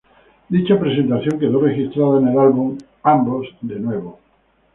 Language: Spanish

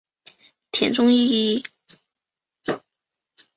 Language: Chinese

